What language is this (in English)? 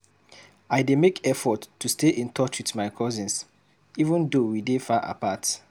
Nigerian Pidgin